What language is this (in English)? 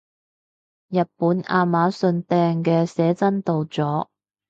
Cantonese